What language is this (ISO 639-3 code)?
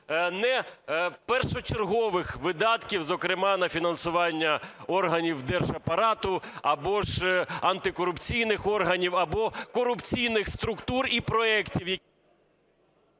ukr